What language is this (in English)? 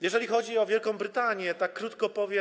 Polish